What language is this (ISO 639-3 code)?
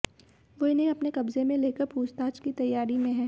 hin